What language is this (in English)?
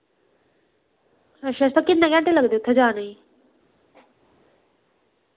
Dogri